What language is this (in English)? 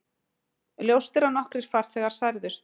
Icelandic